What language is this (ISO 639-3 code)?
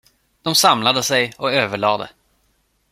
swe